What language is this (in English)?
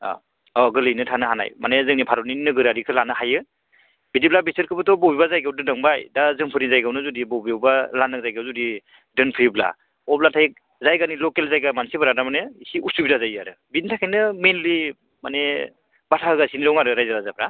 Bodo